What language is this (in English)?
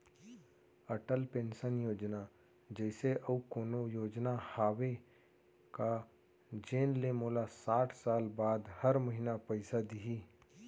Chhattisgarhi